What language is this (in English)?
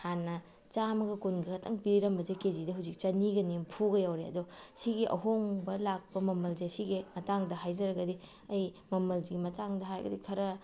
Manipuri